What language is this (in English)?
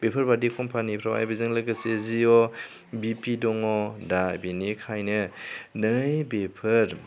Bodo